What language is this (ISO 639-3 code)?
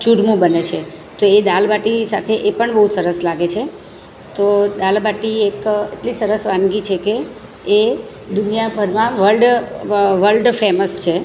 guj